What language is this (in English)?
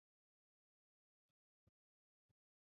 Swahili